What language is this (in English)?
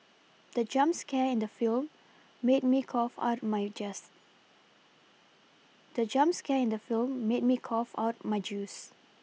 English